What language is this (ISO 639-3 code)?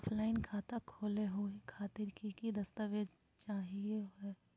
mag